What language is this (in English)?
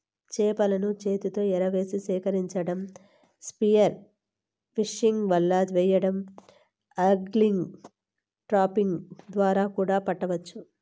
Telugu